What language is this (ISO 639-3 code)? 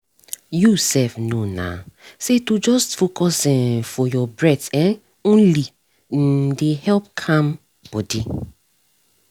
pcm